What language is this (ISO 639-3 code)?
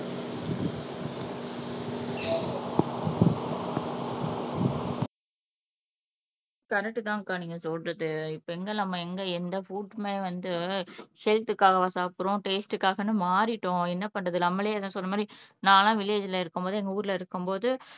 tam